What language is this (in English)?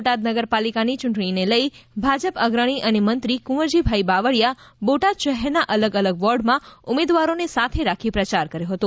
Gujarati